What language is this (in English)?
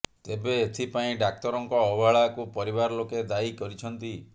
Odia